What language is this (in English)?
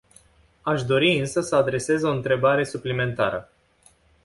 Romanian